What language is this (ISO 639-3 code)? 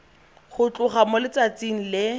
tsn